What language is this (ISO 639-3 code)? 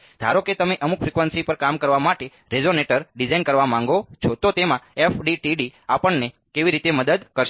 guj